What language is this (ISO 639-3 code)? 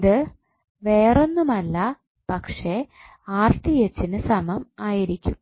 mal